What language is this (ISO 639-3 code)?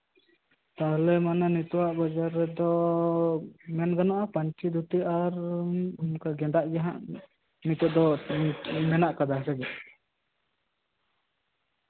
sat